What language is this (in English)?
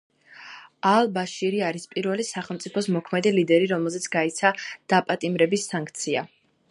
Georgian